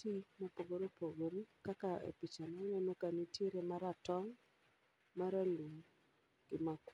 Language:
Luo (Kenya and Tanzania)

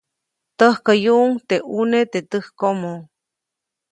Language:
Copainalá Zoque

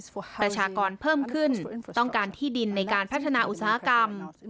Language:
Thai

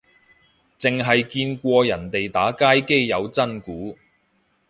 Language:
Cantonese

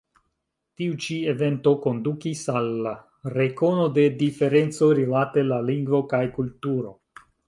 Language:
Esperanto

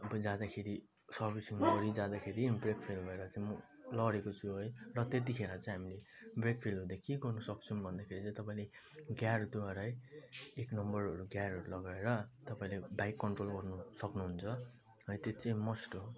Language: Nepali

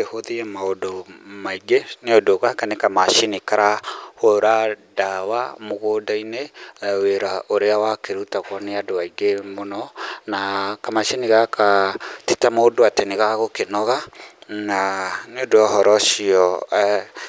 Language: Kikuyu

